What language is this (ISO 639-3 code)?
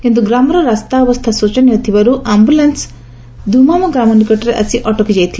ori